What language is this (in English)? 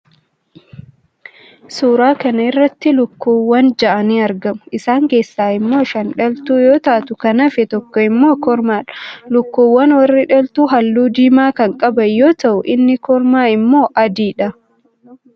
Oromo